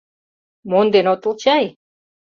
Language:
Mari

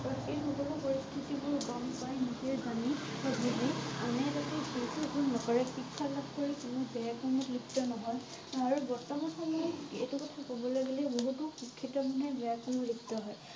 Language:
Assamese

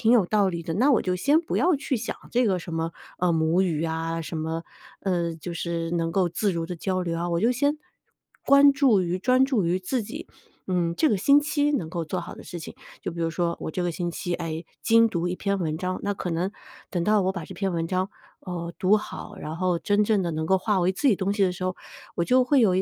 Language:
Chinese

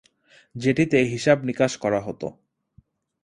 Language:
Bangla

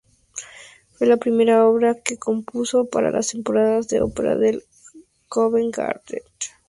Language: Spanish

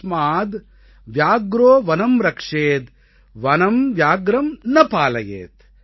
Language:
Tamil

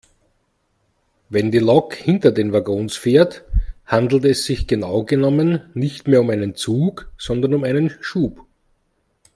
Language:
German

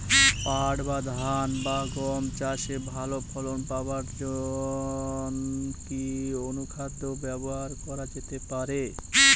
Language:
Bangla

